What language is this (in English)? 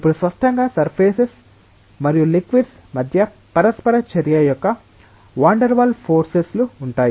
Telugu